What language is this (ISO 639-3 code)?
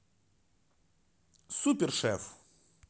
rus